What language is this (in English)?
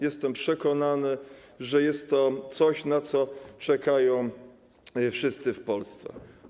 Polish